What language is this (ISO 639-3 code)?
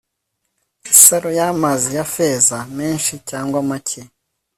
kin